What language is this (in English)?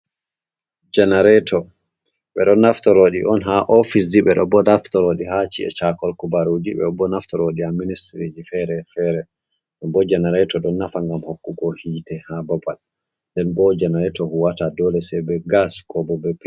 Fula